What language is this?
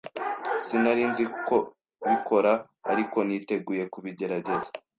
Kinyarwanda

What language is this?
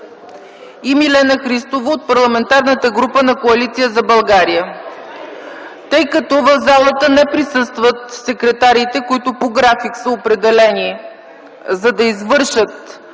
Bulgarian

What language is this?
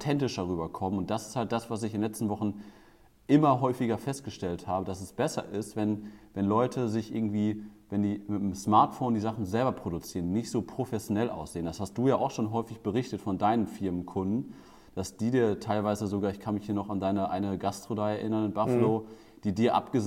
German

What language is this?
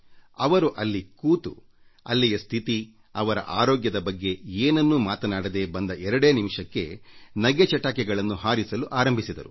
Kannada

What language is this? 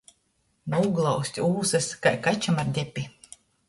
Latgalian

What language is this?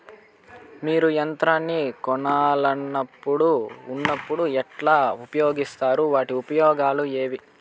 Telugu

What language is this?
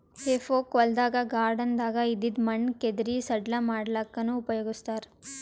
Kannada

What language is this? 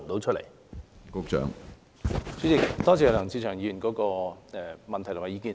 Cantonese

